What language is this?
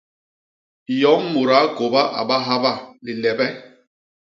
Basaa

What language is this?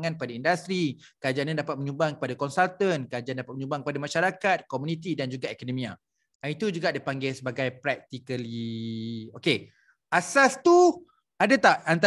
Malay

